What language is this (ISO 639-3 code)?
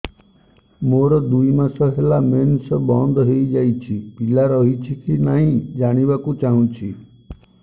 ori